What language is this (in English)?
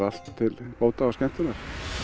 Icelandic